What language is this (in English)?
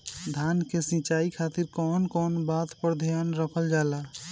Bhojpuri